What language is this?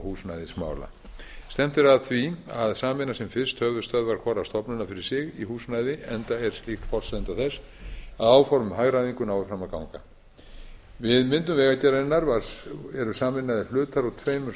Icelandic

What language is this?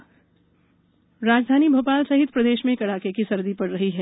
Hindi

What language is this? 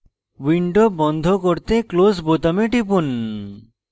Bangla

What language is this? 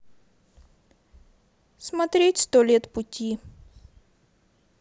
Russian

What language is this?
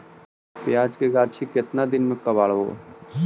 Magahi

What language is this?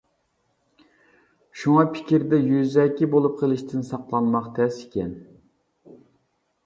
Uyghur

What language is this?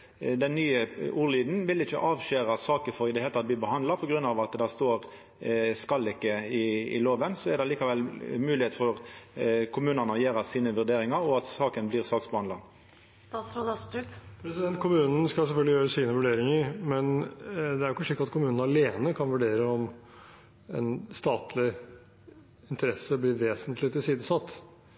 Norwegian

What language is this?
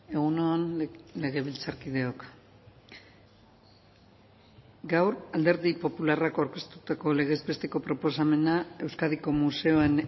Basque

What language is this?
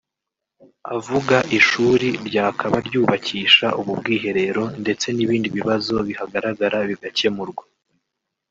Kinyarwanda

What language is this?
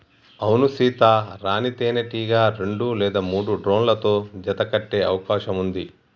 Telugu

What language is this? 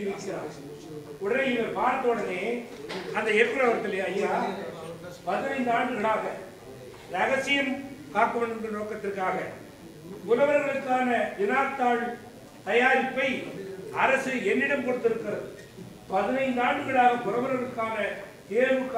Tamil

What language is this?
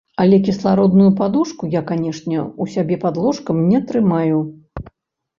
Belarusian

